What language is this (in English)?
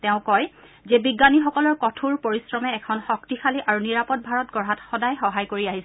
Assamese